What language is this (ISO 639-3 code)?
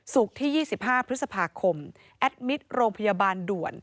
tha